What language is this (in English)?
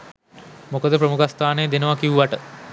Sinhala